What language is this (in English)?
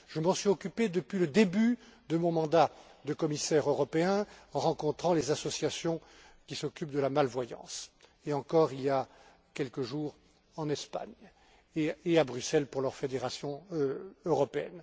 French